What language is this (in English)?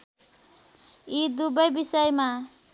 Nepali